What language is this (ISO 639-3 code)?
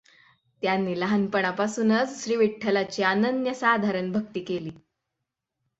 mar